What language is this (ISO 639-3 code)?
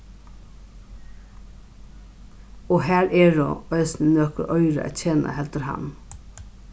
fao